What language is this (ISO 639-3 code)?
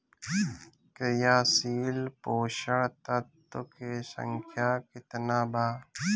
bho